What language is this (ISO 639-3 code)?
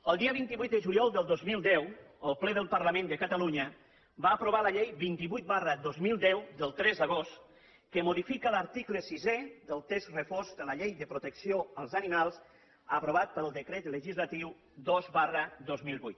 cat